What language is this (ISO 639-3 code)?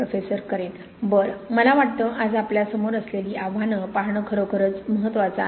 mar